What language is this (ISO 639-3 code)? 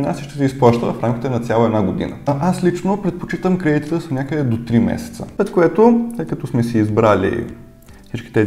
bul